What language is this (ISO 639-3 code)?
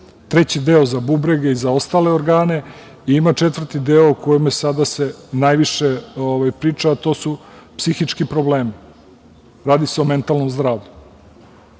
srp